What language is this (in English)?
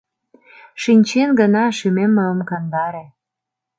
Mari